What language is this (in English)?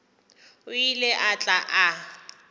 Northern Sotho